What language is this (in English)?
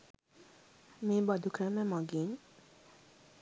Sinhala